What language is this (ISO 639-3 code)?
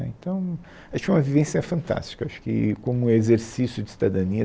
por